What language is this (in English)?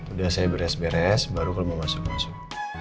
Indonesian